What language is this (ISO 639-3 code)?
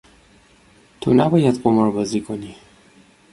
fas